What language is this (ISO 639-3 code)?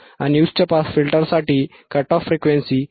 mar